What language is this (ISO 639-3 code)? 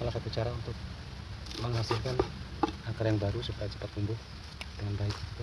ind